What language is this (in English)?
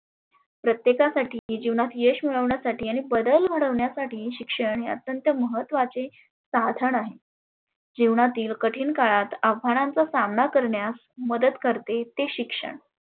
Marathi